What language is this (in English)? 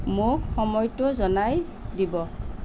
Assamese